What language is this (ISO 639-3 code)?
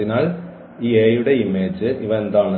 mal